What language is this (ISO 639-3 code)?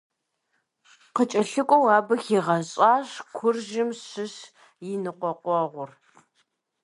kbd